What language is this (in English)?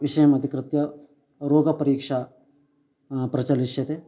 Sanskrit